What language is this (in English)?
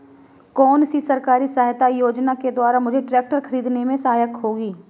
Hindi